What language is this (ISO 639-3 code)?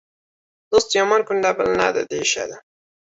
uzb